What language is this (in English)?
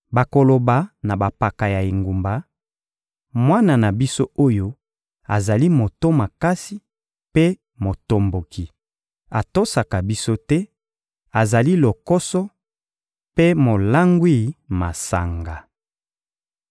Lingala